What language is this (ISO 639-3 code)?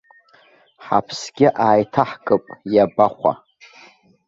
abk